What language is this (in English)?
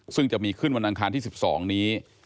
Thai